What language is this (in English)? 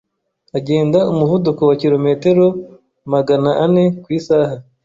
Kinyarwanda